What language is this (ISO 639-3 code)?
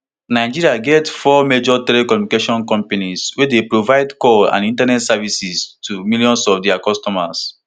pcm